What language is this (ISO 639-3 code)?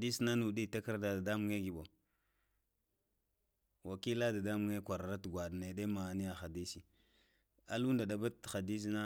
hia